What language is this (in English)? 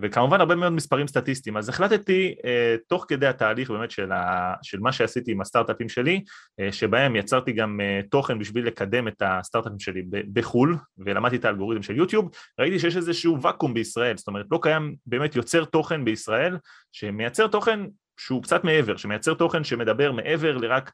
Hebrew